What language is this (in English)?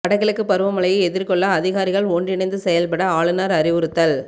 Tamil